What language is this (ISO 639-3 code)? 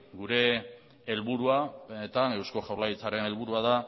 eus